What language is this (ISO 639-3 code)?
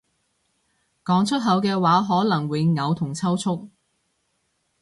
yue